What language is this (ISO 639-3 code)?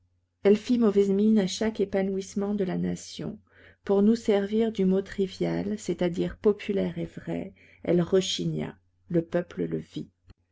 fra